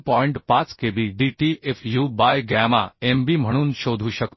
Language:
Marathi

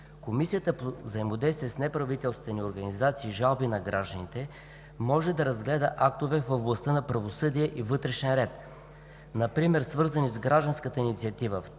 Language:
Bulgarian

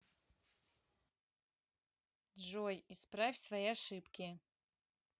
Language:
Russian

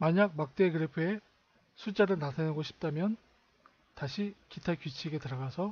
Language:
Korean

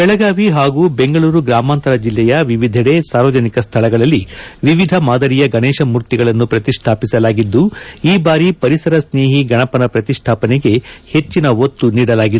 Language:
Kannada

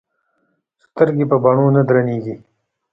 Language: Pashto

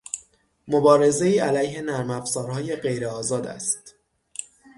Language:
Persian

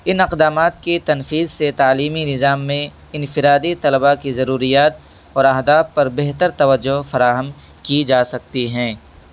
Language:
Urdu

